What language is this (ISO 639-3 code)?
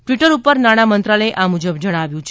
guj